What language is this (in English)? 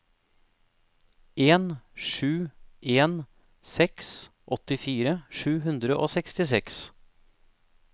Norwegian